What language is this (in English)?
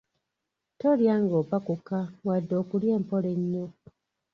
Ganda